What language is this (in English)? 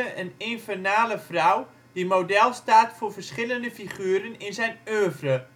Dutch